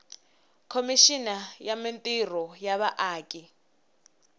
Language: Tsonga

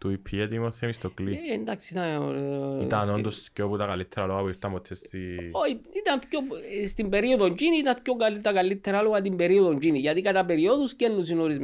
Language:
Greek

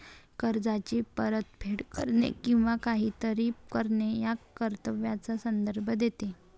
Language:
Marathi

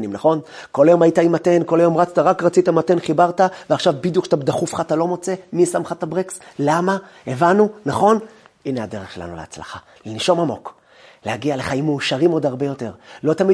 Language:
Hebrew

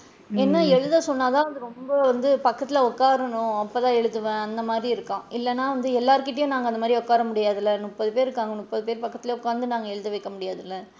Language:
Tamil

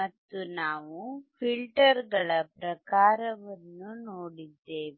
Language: Kannada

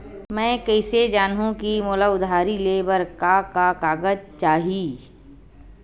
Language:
Chhattisgarhi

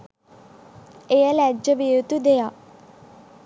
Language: Sinhala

